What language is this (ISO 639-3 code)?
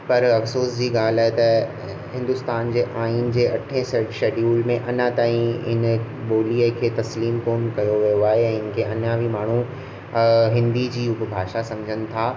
snd